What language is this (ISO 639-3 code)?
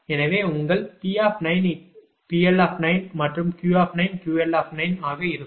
tam